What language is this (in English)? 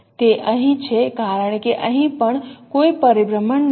Gujarati